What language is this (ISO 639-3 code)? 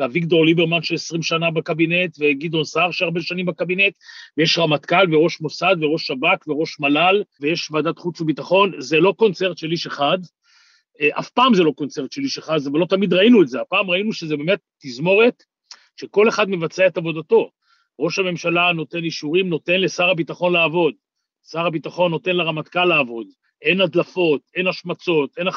heb